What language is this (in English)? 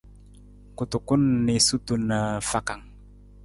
Nawdm